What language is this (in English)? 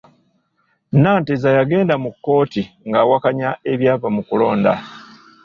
Ganda